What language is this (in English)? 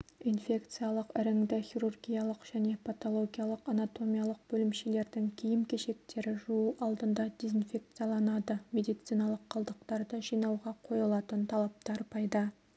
Kazakh